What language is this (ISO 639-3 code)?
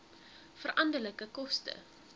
afr